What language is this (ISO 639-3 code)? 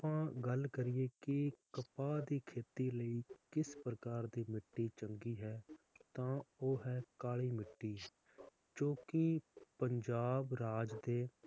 pan